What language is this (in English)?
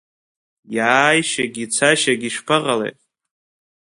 Abkhazian